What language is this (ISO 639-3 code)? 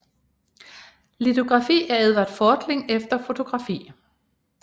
dan